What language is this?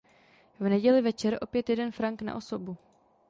Czech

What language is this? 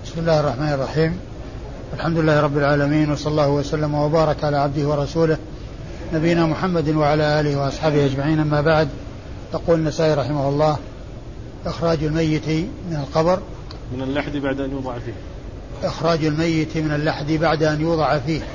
Arabic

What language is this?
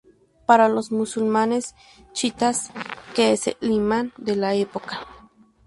Spanish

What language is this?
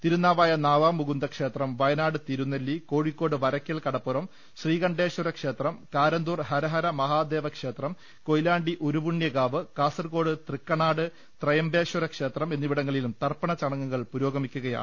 Malayalam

